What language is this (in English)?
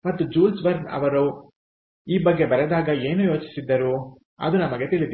Kannada